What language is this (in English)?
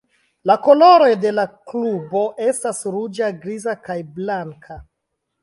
Esperanto